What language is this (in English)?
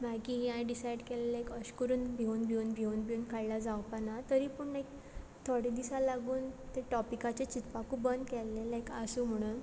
Konkani